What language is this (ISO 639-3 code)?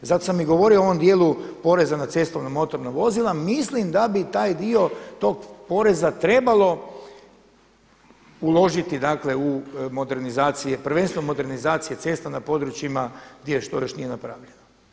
hrv